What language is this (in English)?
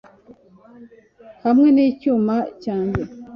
Kinyarwanda